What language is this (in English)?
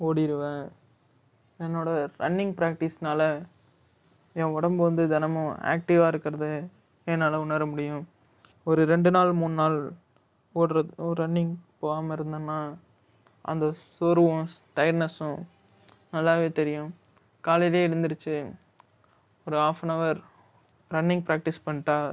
Tamil